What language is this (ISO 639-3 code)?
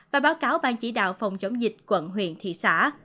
vie